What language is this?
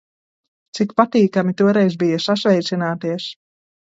Latvian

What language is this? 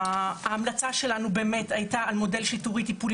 Hebrew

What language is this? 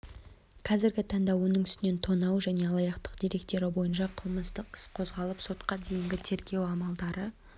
Kazakh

